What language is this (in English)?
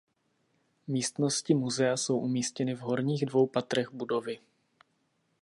Czech